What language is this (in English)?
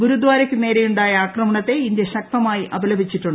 Malayalam